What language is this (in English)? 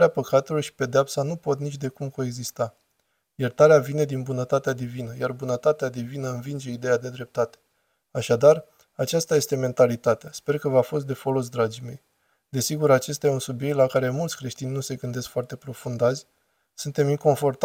Romanian